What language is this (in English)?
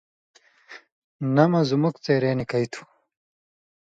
Indus Kohistani